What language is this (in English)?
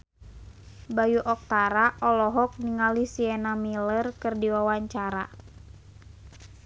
Sundanese